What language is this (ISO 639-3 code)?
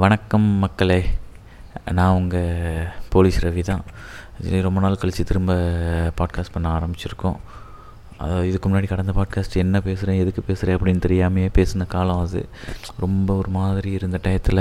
tam